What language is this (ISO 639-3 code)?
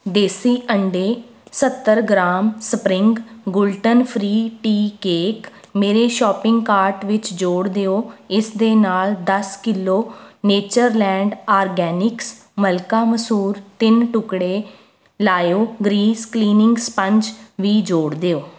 pan